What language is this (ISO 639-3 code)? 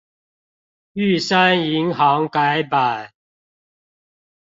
zho